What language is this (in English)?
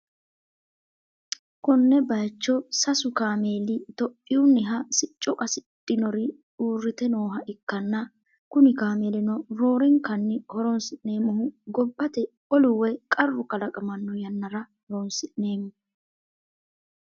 Sidamo